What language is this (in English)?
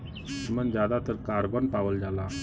Bhojpuri